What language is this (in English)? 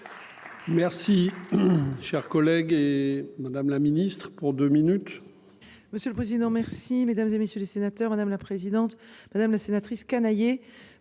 French